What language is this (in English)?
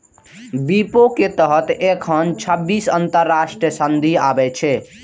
Maithili